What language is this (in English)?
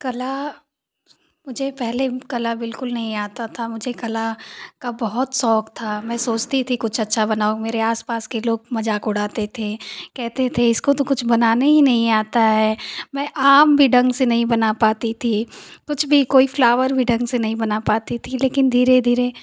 Hindi